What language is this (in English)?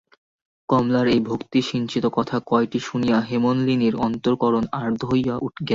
Bangla